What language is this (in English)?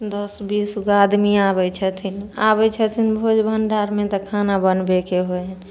Maithili